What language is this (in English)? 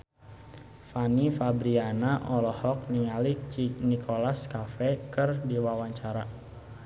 Sundanese